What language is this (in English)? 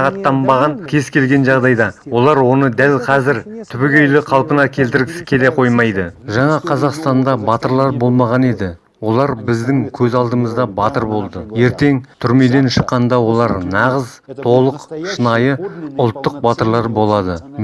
Kazakh